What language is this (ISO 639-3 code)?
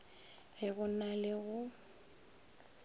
nso